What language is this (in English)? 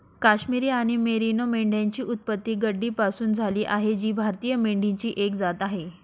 Marathi